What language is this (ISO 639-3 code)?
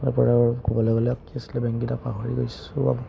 asm